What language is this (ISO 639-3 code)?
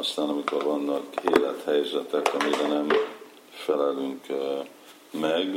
hun